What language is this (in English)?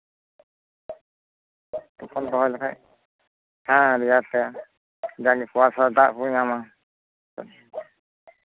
Santali